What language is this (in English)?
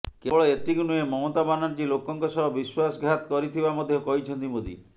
Odia